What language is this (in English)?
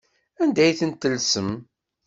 Kabyle